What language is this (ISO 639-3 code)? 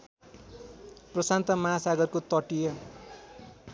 nep